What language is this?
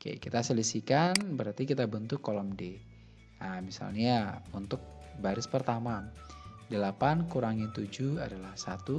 Indonesian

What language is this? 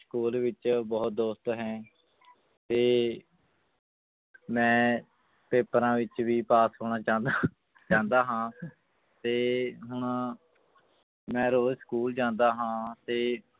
Punjabi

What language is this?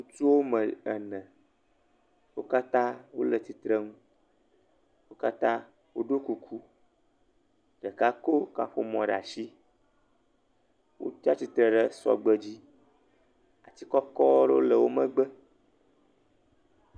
Ewe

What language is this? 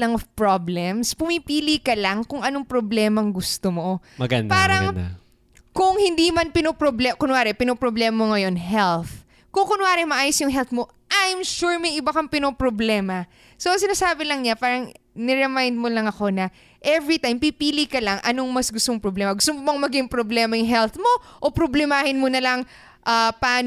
Filipino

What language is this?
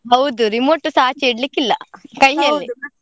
Kannada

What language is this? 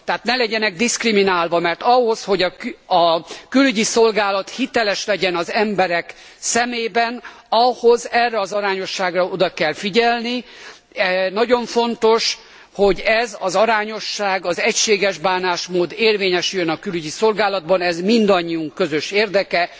Hungarian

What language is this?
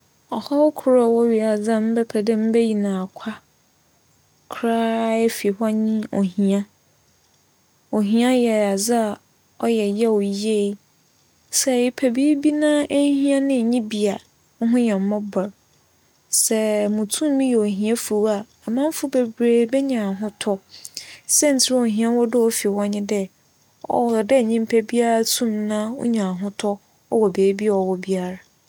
Akan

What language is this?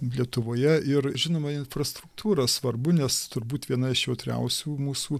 Lithuanian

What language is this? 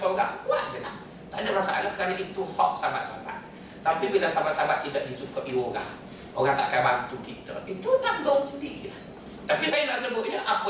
Malay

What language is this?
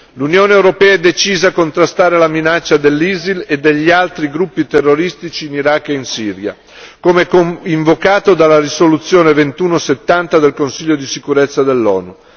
Italian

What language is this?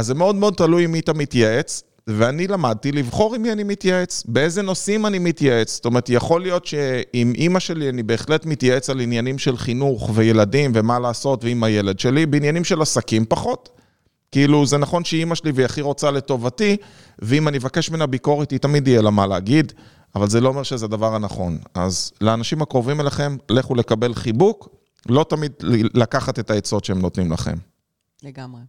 Hebrew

